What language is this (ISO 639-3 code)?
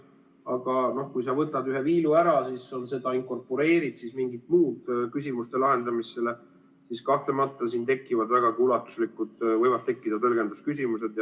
est